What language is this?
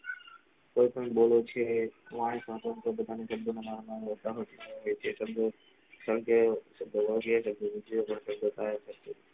Gujarati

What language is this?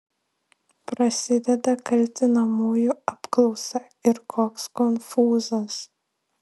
Lithuanian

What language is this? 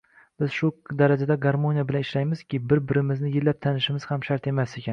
Uzbek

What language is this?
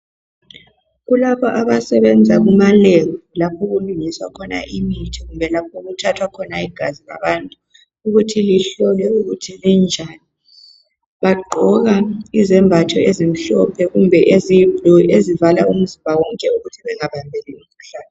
North Ndebele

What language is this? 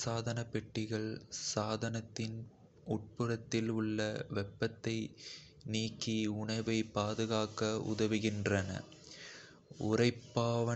Kota (India)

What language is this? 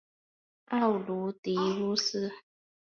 Chinese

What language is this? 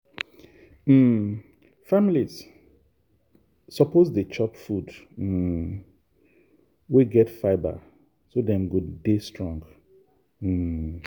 Nigerian Pidgin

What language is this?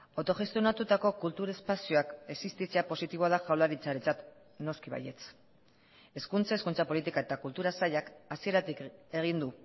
Basque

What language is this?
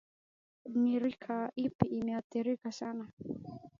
Swahili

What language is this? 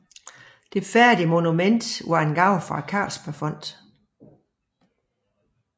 Danish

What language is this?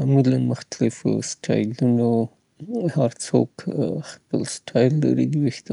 Southern Pashto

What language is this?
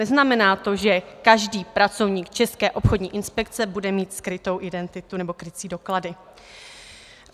Czech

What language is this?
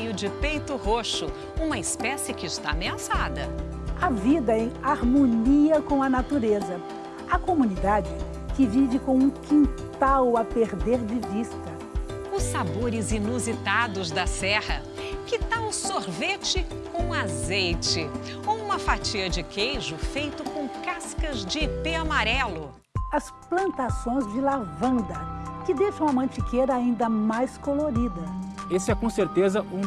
Portuguese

